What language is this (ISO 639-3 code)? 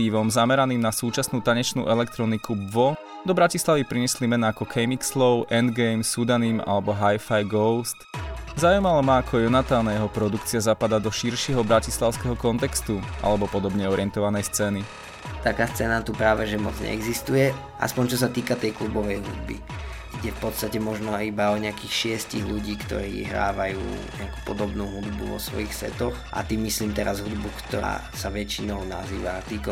ces